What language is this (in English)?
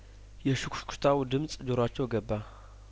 Amharic